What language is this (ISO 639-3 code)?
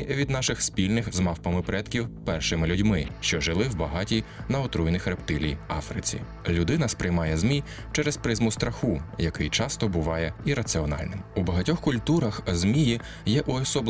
ukr